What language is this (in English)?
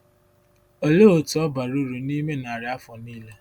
Igbo